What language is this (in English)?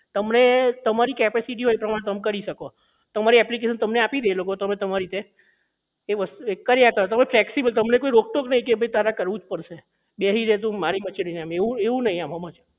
Gujarati